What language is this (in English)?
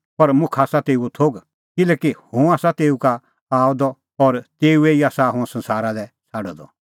Kullu Pahari